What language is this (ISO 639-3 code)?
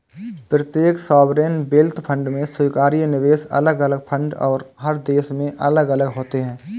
hin